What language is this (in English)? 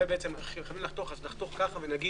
Hebrew